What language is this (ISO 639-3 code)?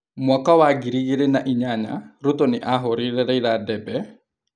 kik